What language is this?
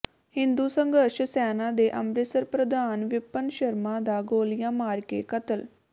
Punjabi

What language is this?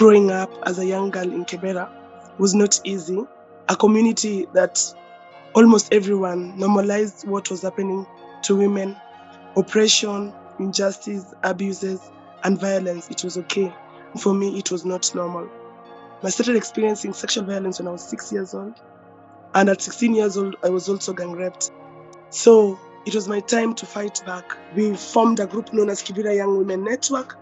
English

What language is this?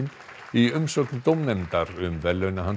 Icelandic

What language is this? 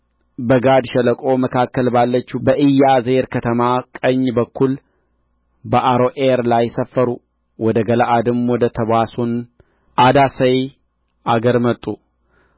Amharic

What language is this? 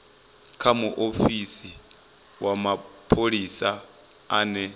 Venda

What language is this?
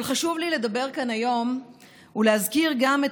Hebrew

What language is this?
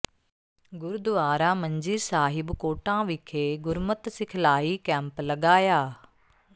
Punjabi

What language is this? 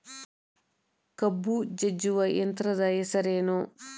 Kannada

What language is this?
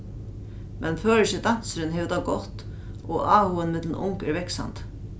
Faroese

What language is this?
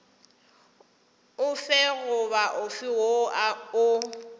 Northern Sotho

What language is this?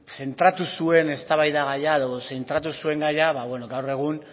Basque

